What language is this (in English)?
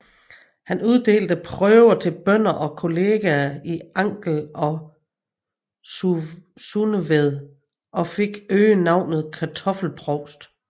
Danish